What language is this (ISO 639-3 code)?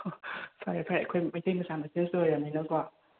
mni